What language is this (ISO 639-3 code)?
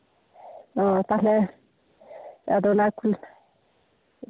sat